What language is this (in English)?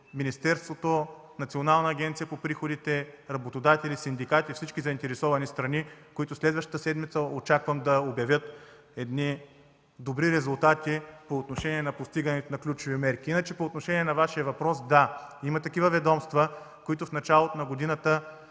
Bulgarian